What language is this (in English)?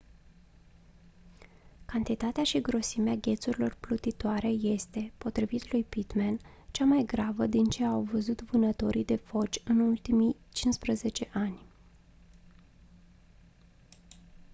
Romanian